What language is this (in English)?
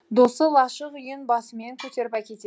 Kazakh